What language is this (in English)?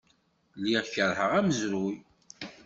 Kabyle